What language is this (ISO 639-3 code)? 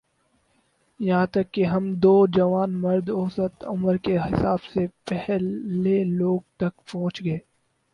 urd